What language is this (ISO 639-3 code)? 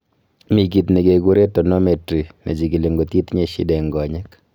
kln